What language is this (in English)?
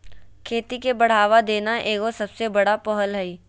Magahi